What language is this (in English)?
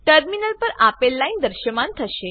Gujarati